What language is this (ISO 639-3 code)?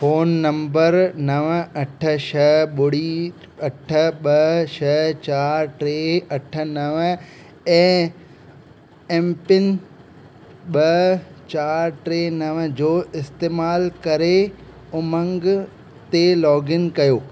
snd